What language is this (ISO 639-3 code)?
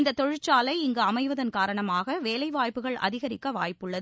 tam